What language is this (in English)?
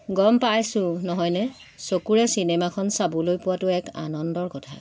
Assamese